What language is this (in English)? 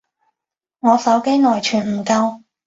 Cantonese